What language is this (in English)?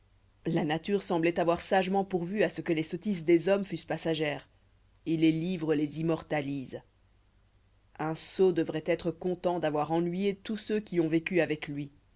French